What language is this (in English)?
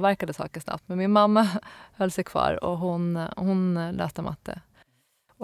Swedish